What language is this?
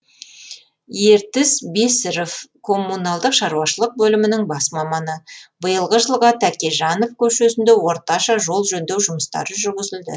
Kazakh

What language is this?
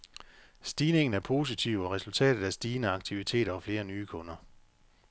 Danish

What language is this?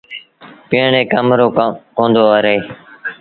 Sindhi Bhil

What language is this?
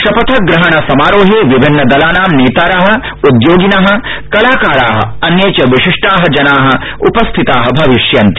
Sanskrit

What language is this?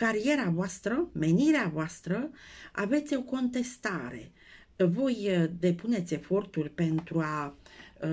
Romanian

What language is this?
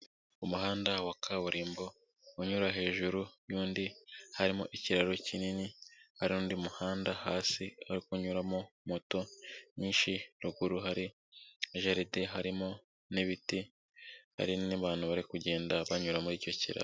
Kinyarwanda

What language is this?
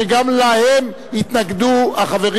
Hebrew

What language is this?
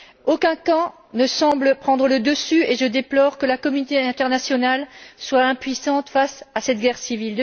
French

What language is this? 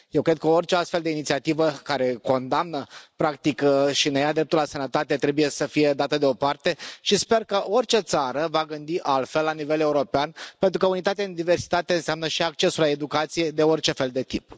Romanian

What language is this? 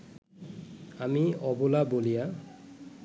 Bangla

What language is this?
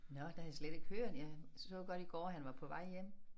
Danish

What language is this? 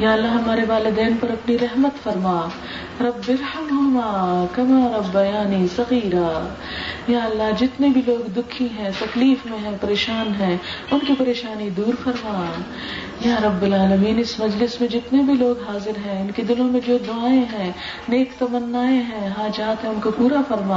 Urdu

